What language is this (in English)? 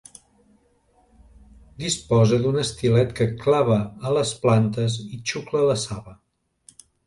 Catalan